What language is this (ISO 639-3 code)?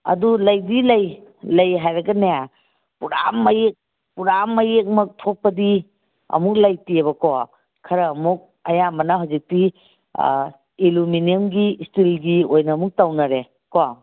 mni